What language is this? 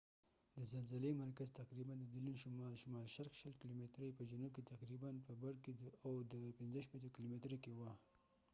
Pashto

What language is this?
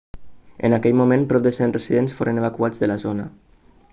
Catalan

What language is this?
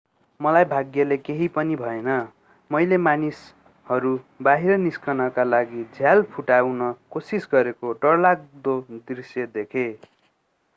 Nepali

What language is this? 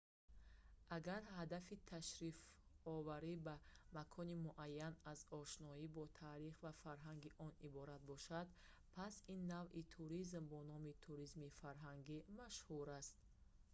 Tajik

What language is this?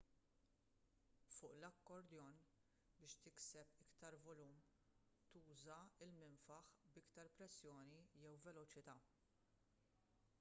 Maltese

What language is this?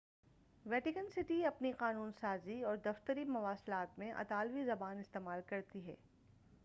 Urdu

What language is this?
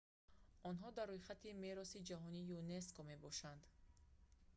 Tajik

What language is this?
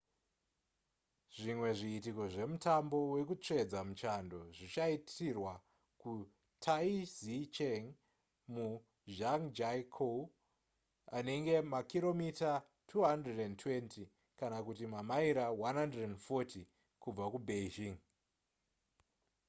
Shona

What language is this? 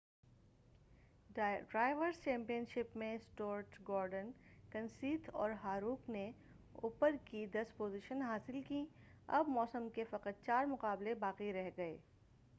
Urdu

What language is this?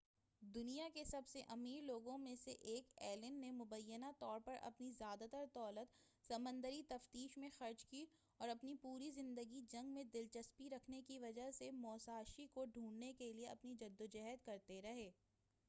Urdu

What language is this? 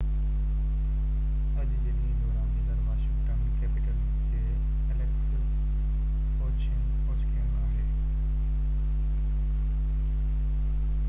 Sindhi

